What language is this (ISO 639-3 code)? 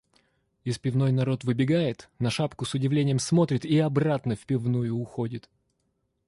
rus